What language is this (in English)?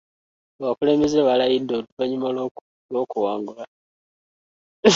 Ganda